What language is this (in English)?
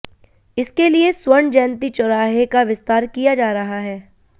Hindi